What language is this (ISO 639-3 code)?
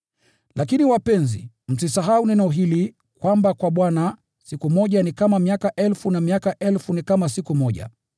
swa